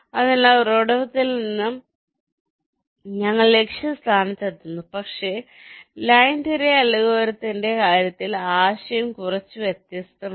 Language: Malayalam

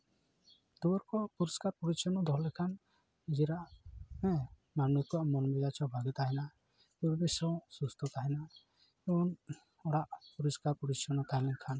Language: Santali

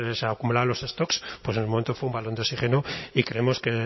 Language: Spanish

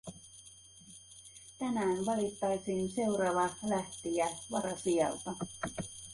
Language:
Finnish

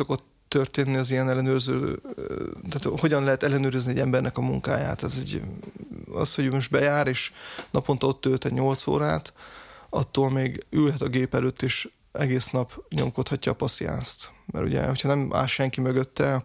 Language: Hungarian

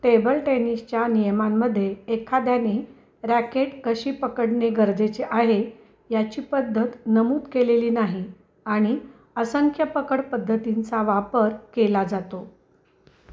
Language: Marathi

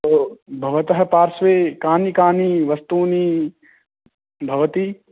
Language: Sanskrit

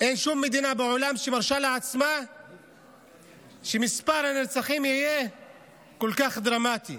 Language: Hebrew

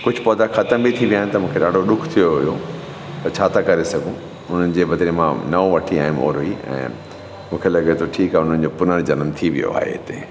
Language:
Sindhi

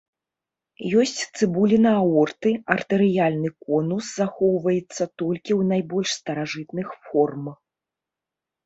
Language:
Belarusian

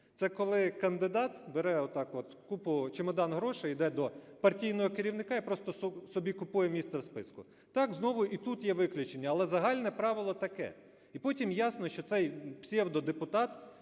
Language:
Ukrainian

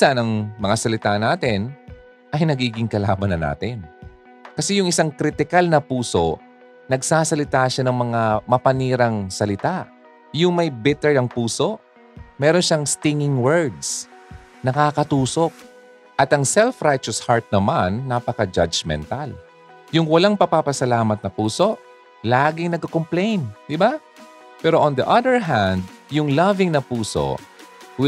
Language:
Filipino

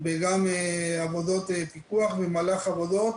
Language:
Hebrew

